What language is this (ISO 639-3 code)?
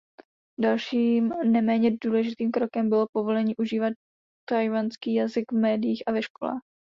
ces